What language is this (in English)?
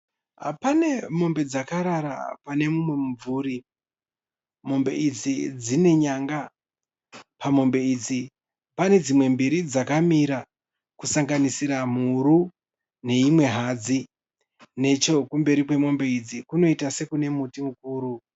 Shona